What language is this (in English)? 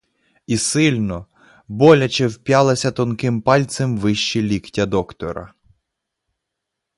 Ukrainian